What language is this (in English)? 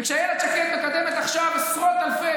Hebrew